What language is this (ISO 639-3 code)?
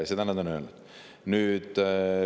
est